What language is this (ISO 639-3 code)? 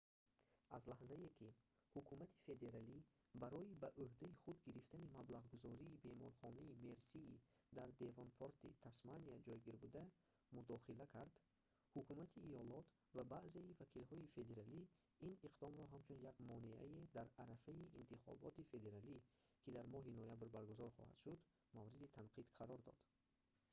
tgk